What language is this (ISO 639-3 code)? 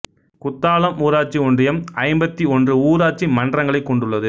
tam